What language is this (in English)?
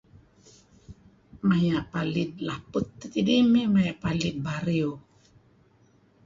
Kelabit